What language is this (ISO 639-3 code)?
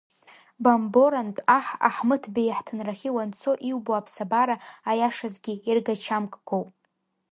abk